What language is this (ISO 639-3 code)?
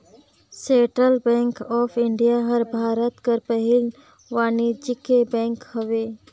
hne